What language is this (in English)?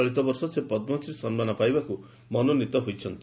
Odia